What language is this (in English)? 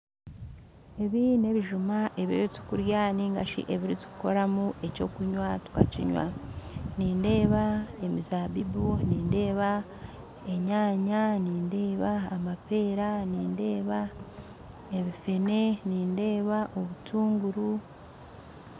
Nyankole